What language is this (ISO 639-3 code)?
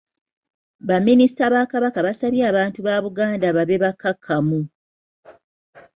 lug